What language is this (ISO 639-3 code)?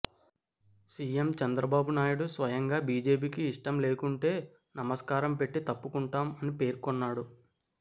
tel